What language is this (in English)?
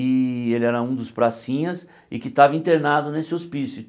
Portuguese